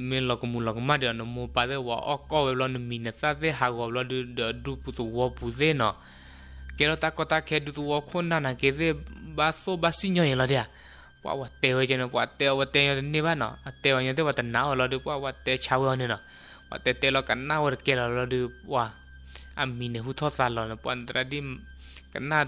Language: Thai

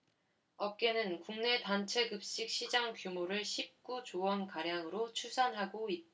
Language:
Korean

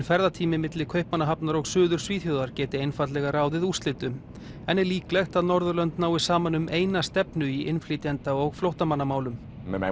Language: Icelandic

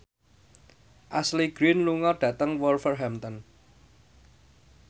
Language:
Javanese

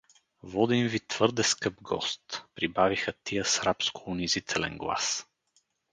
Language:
Bulgarian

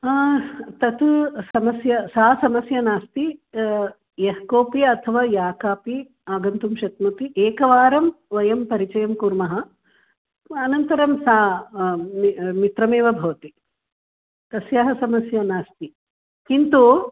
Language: Sanskrit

